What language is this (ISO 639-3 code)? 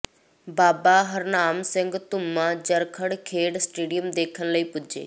pan